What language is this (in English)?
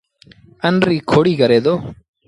Sindhi Bhil